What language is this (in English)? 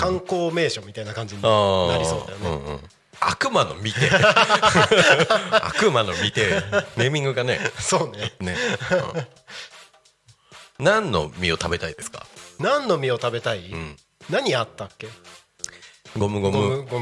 Japanese